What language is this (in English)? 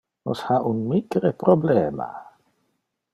Interlingua